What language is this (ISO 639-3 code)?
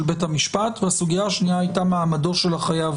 heb